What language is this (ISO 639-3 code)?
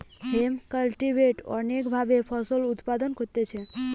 ben